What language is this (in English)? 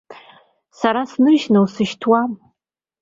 Abkhazian